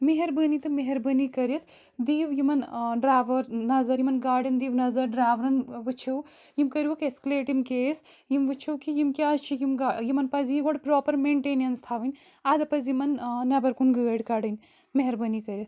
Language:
Kashmiri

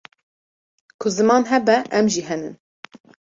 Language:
Kurdish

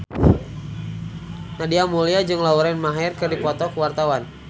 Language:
Sundanese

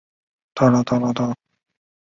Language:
Chinese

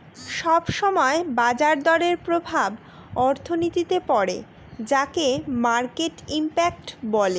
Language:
Bangla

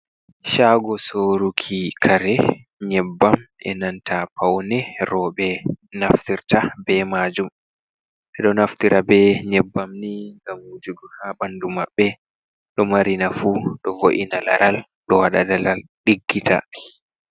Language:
Fula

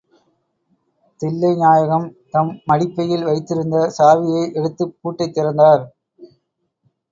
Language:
Tamil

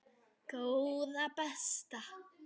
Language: Icelandic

